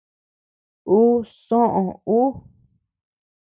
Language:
Tepeuxila Cuicatec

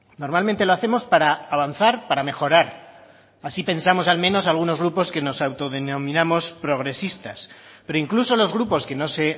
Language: Spanish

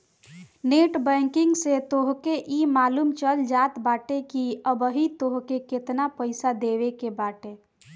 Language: Bhojpuri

